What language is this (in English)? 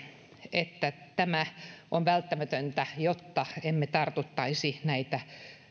Finnish